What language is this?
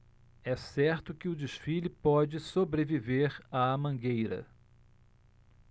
Portuguese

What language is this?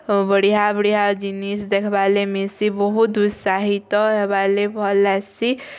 Odia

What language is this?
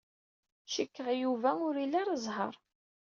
Kabyle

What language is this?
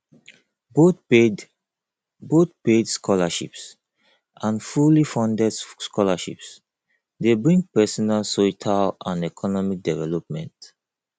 Nigerian Pidgin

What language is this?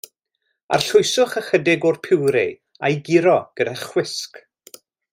Welsh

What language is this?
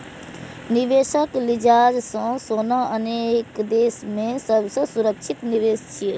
Maithili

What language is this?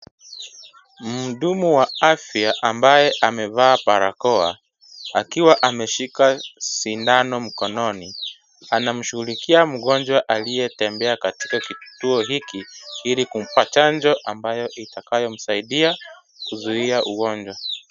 Swahili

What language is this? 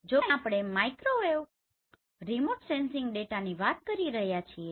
Gujarati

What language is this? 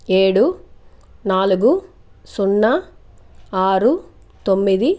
Telugu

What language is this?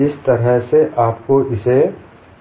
Hindi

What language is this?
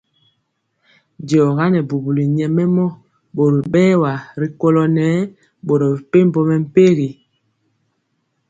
Mpiemo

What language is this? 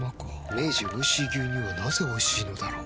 Japanese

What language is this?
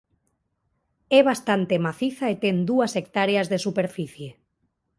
Galician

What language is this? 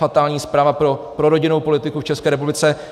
Czech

